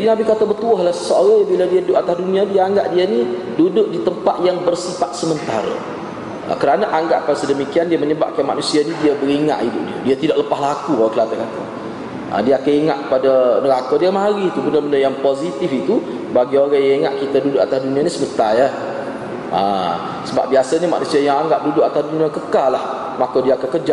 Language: Malay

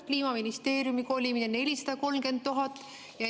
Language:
Estonian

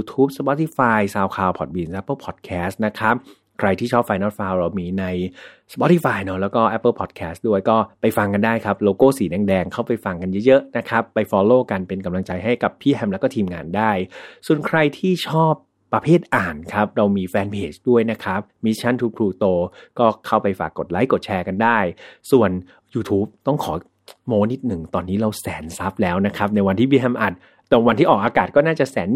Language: Thai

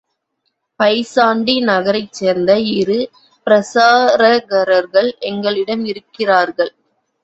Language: Tamil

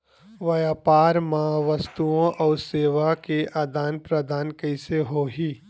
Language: Chhattisgarhi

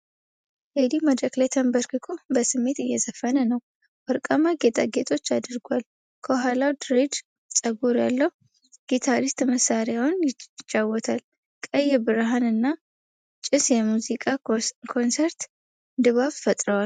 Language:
Amharic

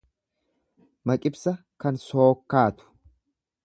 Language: Oromo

